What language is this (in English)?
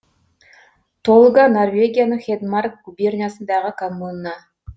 Kazakh